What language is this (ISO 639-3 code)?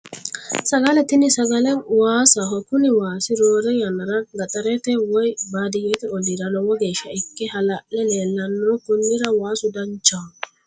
sid